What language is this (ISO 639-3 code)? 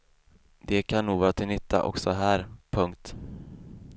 swe